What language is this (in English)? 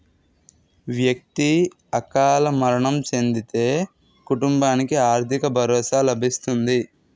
Telugu